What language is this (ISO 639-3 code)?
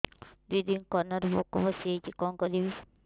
ori